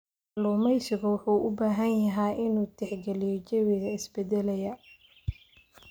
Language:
Somali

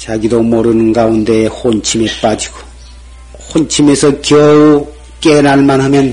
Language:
Korean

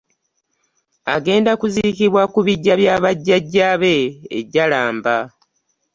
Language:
Ganda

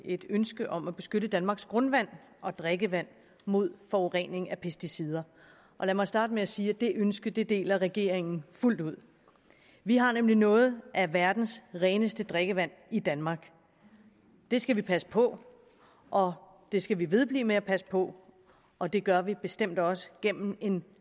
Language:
Danish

